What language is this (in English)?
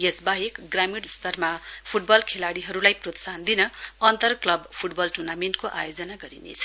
Nepali